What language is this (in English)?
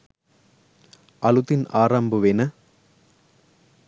Sinhala